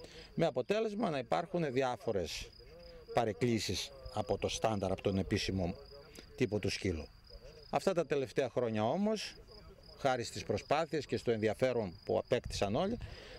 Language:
Greek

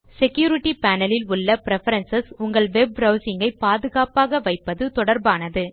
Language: Tamil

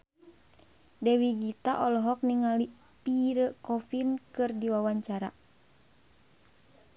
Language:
Sundanese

